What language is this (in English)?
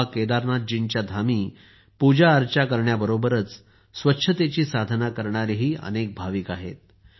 Marathi